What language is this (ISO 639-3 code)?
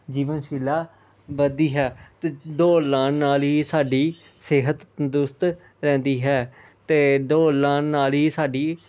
pan